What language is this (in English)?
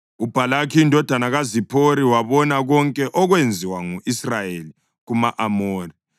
North Ndebele